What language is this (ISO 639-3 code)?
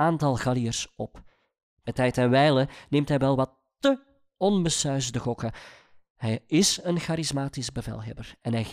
nld